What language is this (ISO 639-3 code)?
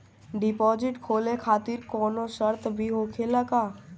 bho